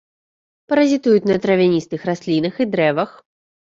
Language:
Belarusian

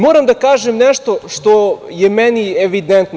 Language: Serbian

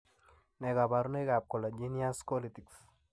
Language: Kalenjin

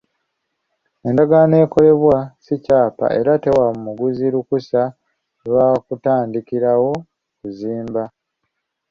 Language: Ganda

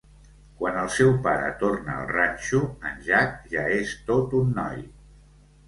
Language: Catalan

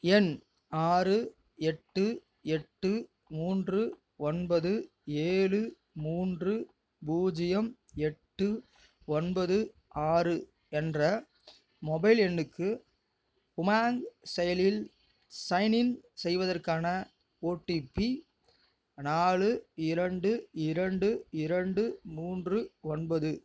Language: Tamil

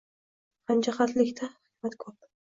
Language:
Uzbek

